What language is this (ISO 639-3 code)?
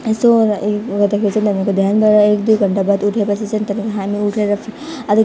nep